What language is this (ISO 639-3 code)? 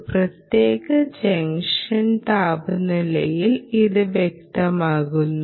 mal